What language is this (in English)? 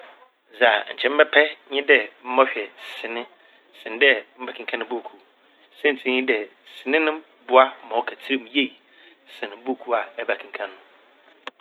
Akan